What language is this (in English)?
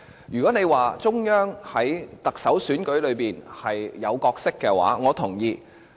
Cantonese